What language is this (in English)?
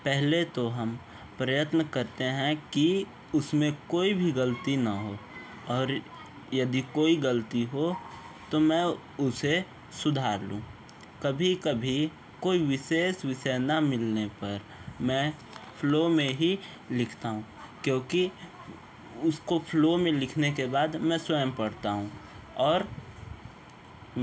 Hindi